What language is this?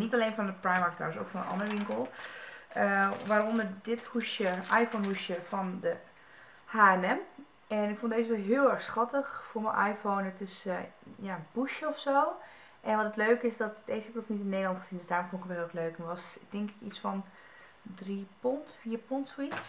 Dutch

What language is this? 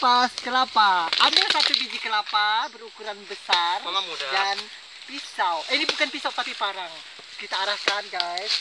Indonesian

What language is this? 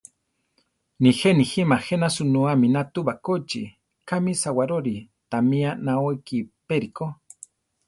Central Tarahumara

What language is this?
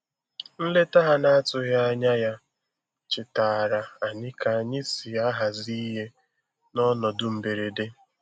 Igbo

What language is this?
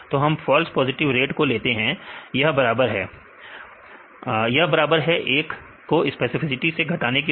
Hindi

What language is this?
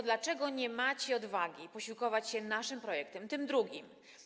Polish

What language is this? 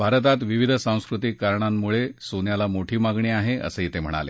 Marathi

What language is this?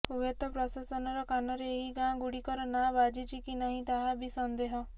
Odia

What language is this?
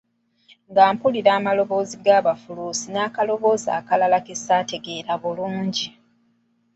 Ganda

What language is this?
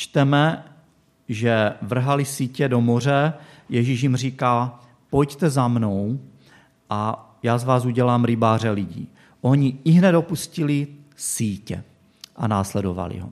Czech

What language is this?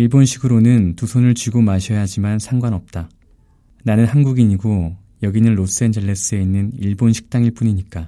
Korean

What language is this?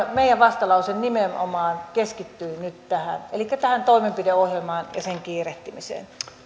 Finnish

